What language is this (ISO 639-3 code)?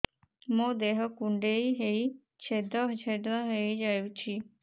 ori